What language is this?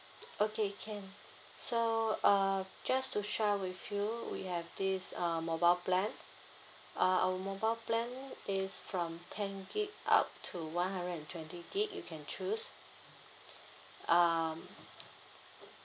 English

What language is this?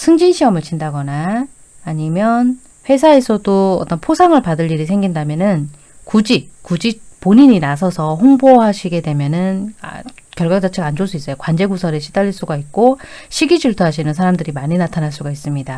Korean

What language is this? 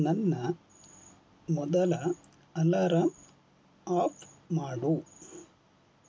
Kannada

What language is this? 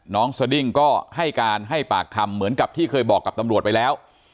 Thai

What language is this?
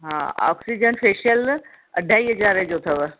Sindhi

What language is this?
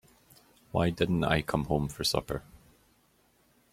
English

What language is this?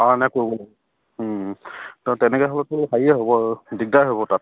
Assamese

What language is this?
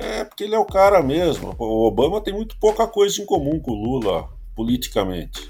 Portuguese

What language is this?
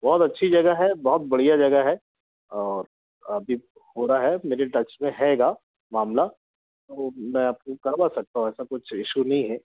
Hindi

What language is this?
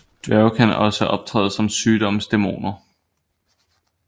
Danish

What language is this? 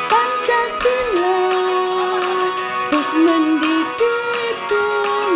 Indonesian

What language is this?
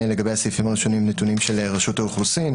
Hebrew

